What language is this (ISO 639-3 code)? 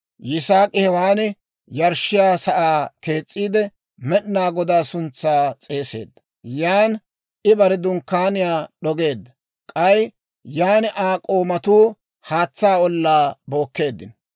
dwr